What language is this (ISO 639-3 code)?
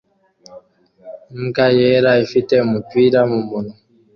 kin